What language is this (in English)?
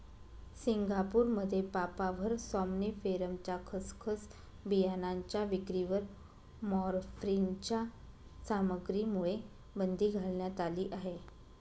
Marathi